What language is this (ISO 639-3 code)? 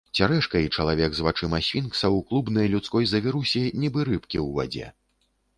bel